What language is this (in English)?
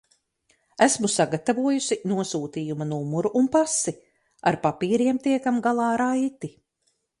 Latvian